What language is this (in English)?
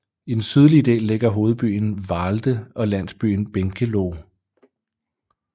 Danish